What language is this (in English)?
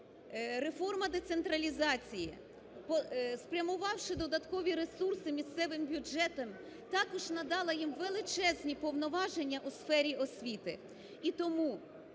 Ukrainian